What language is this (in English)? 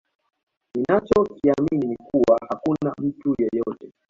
Swahili